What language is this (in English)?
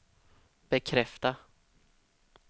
Swedish